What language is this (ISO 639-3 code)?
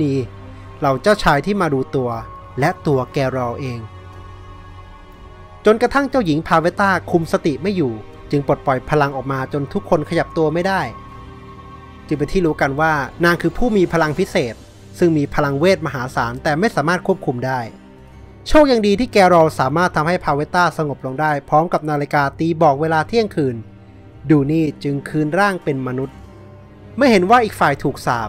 tha